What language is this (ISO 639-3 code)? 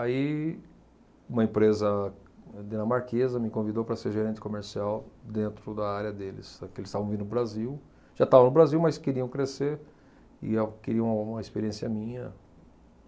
por